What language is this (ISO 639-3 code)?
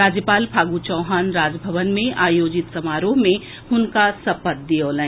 mai